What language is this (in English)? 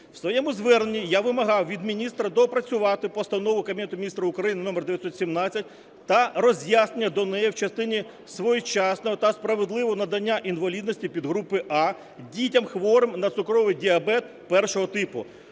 Ukrainian